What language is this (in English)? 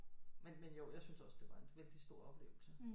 Danish